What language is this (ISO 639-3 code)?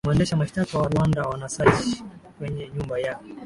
swa